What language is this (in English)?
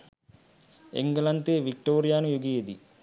Sinhala